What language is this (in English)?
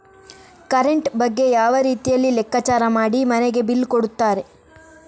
Kannada